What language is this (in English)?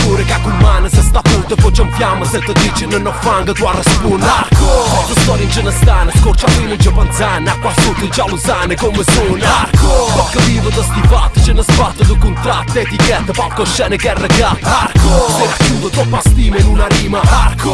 Italian